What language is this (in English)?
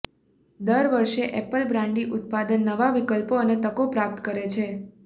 Gujarati